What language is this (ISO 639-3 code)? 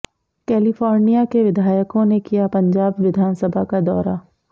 hin